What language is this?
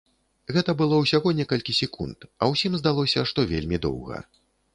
Belarusian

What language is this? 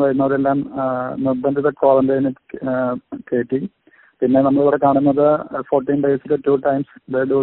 Malayalam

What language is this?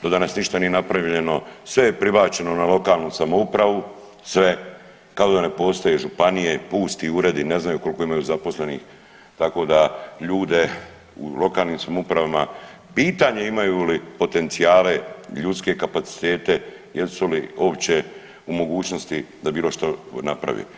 Croatian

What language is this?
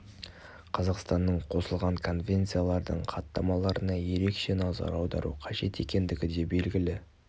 Kazakh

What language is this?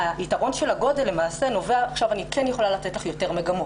Hebrew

